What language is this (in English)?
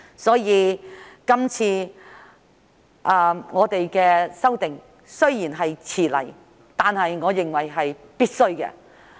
Cantonese